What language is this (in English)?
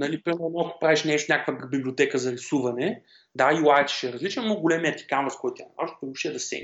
Bulgarian